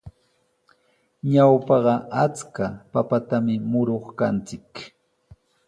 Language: Sihuas Ancash Quechua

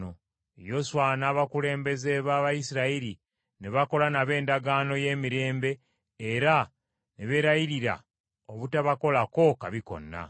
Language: Ganda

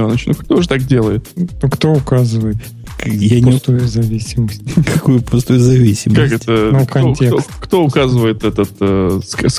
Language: Russian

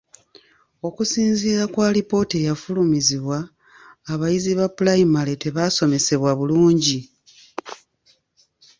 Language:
Ganda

